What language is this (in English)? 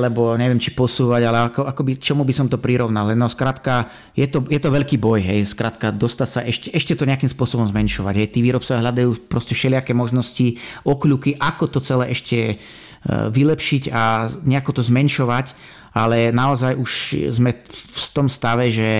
Slovak